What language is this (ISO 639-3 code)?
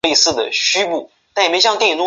zho